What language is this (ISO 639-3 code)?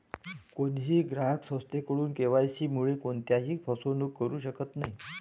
mar